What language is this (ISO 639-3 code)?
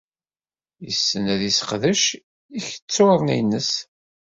kab